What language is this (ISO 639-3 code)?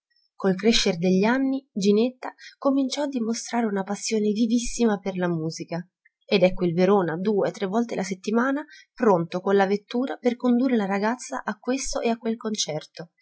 ita